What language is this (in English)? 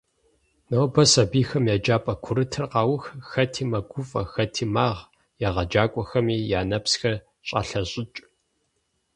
Kabardian